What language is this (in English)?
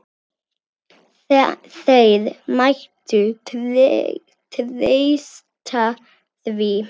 Icelandic